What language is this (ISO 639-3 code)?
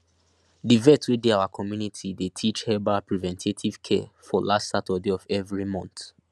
pcm